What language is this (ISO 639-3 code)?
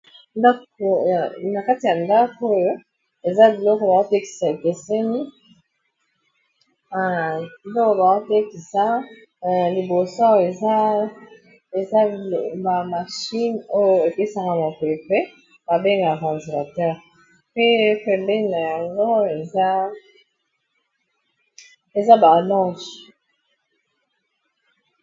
lin